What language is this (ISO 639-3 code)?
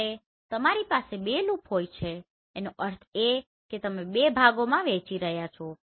guj